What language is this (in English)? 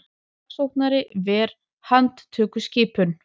Icelandic